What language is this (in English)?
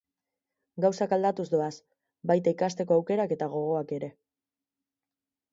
Basque